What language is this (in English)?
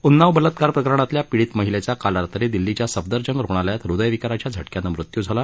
Marathi